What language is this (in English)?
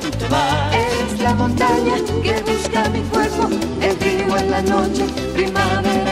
Bulgarian